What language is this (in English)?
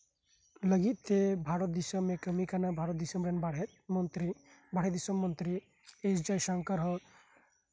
Santali